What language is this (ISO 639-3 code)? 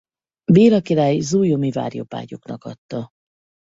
hun